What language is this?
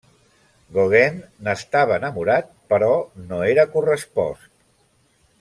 Catalan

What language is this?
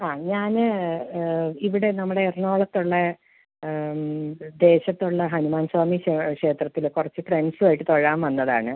Malayalam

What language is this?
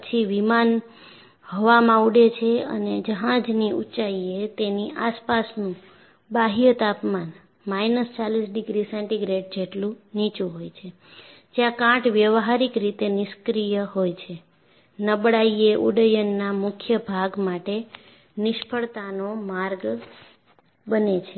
Gujarati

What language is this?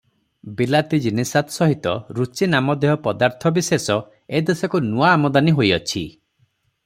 Odia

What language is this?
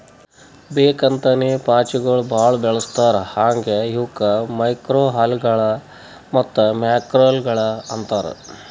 Kannada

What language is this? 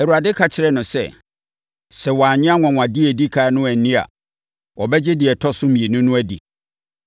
Akan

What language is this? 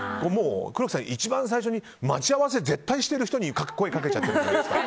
Japanese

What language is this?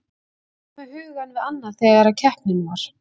Icelandic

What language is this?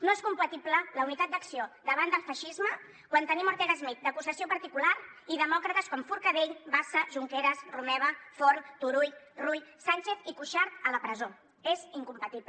Catalan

